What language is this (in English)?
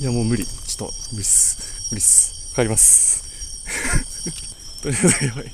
Japanese